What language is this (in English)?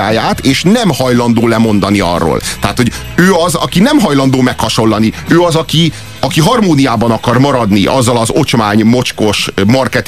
Hungarian